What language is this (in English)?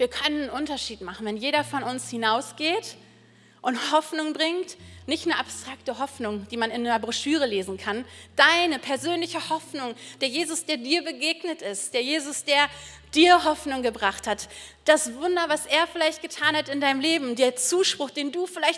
German